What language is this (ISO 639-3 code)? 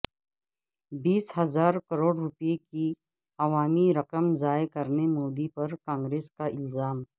urd